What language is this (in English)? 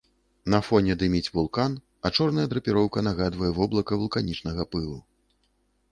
Belarusian